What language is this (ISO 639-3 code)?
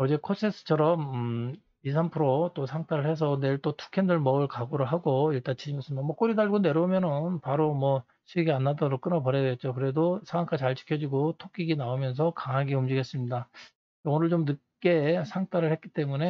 kor